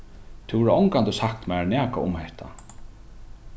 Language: Faroese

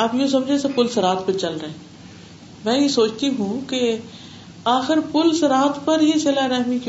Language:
Urdu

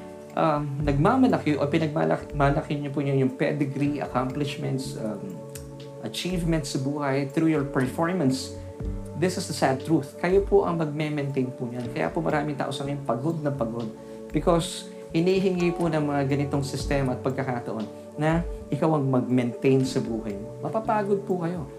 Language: Filipino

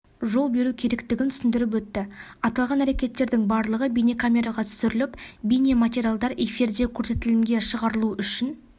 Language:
Kazakh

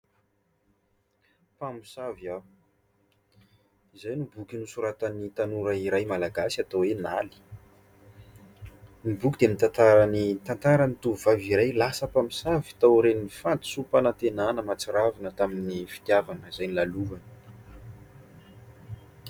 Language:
Malagasy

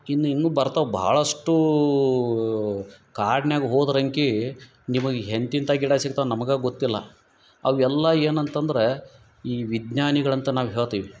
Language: Kannada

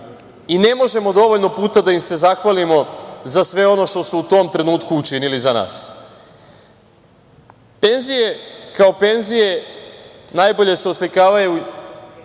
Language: Serbian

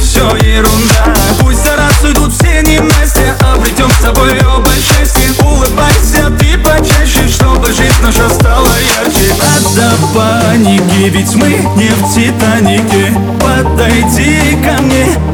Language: Russian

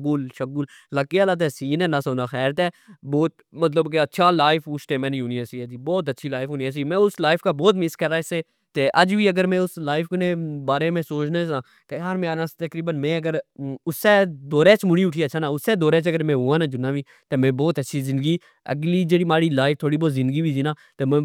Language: Pahari-Potwari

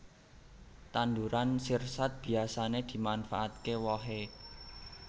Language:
Javanese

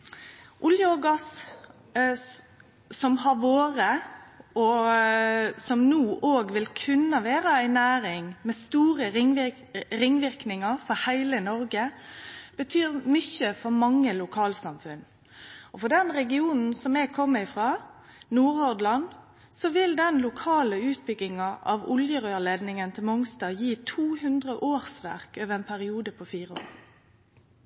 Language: Norwegian Nynorsk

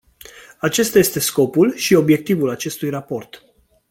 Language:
Romanian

